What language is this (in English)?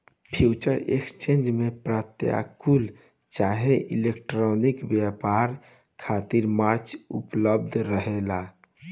Bhojpuri